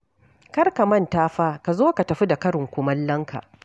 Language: Hausa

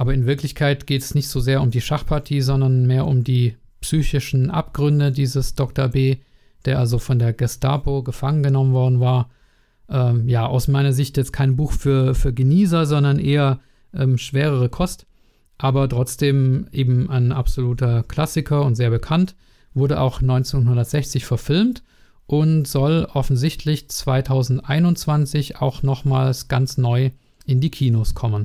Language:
German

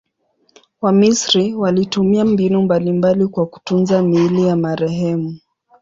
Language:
Swahili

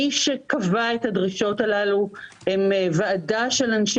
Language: Hebrew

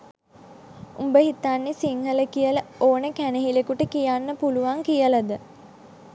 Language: Sinhala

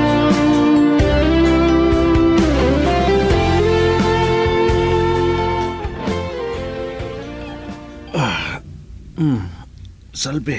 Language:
Filipino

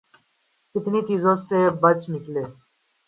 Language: Urdu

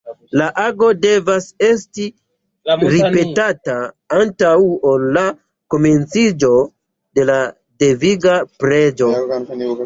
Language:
Esperanto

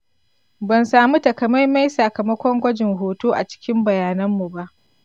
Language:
Hausa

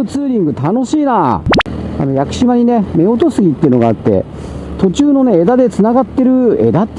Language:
Japanese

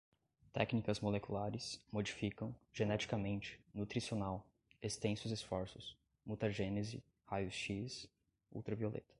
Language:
Portuguese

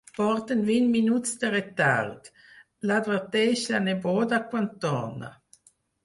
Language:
Catalan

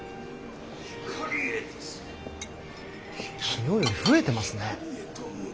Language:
Japanese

